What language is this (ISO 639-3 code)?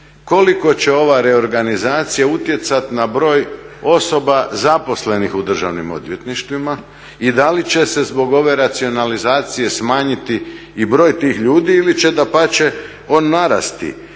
hrv